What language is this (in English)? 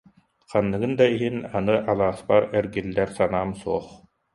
Yakut